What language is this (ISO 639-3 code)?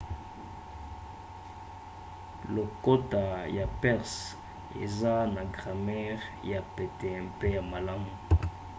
lin